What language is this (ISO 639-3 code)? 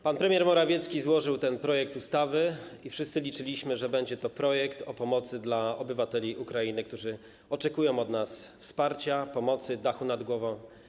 pol